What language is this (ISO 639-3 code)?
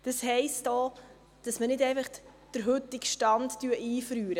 gsw